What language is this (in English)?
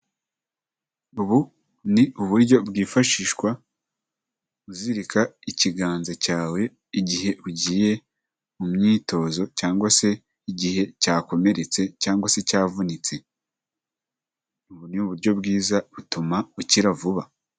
Kinyarwanda